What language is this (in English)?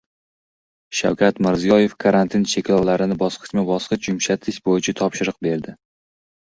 Uzbek